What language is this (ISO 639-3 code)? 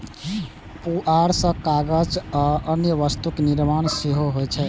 mai